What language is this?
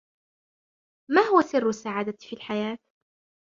Arabic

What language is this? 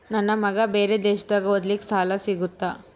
Kannada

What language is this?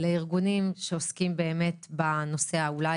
Hebrew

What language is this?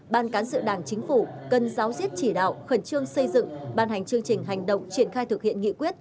Vietnamese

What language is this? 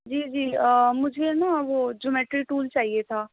Urdu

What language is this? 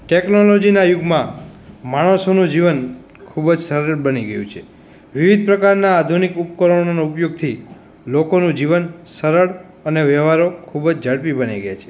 Gujarati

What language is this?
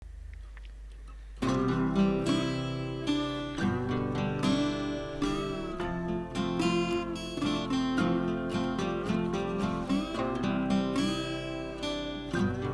Turkish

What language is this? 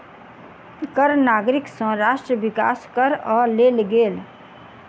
Maithili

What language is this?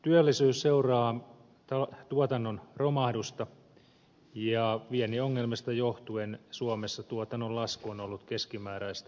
Finnish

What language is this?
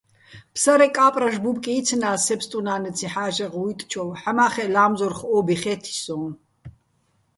Bats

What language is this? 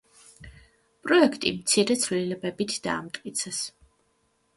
Georgian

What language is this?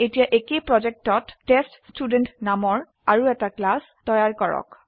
Assamese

